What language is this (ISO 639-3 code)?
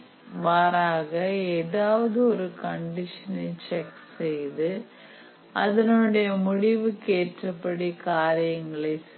tam